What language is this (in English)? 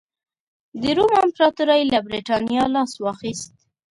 Pashto